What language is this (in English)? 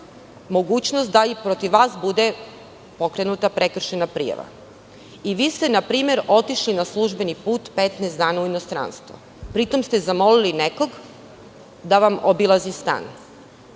Serbian